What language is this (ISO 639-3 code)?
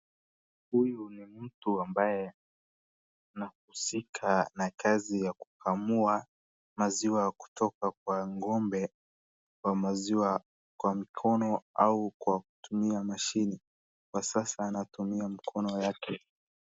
swa